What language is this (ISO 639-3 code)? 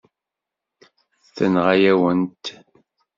kab